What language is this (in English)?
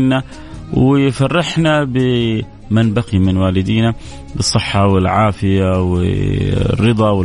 Arabic